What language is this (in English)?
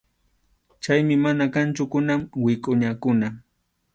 Arequipa-La Unión Quechua